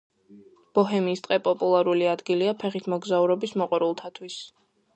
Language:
Georgian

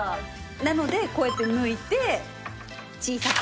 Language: Japanese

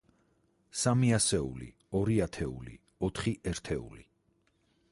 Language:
Georgian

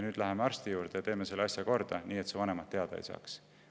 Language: Estonian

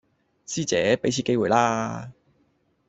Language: Cantonese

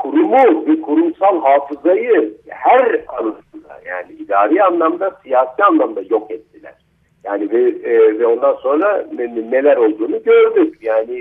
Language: Turkish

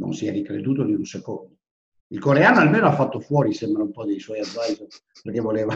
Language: Italian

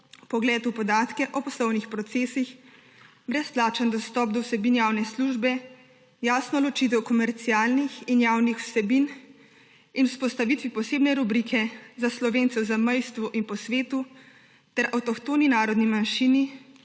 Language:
Slovenian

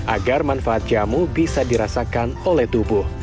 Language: Indonesian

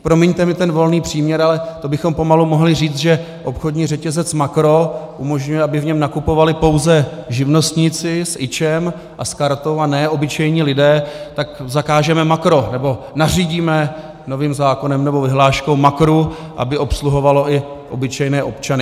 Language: Czech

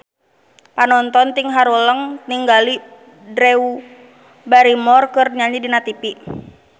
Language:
Sundanese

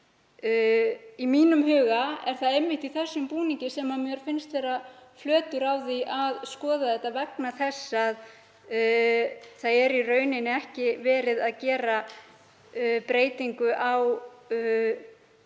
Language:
Icelandic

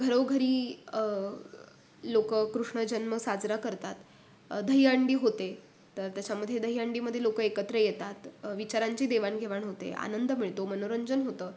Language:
Marathi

